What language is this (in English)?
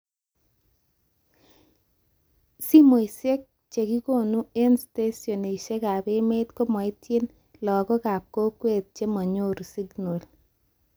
Kalenjin